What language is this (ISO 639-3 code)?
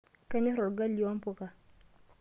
mas